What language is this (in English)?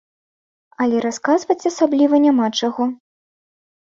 Belarusian